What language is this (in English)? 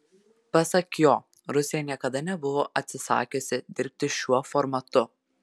Lithuanian